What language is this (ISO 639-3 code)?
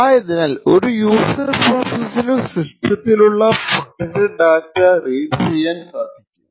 mal